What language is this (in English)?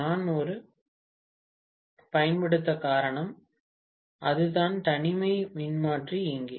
Tamil